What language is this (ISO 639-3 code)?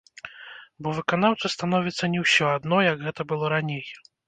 bel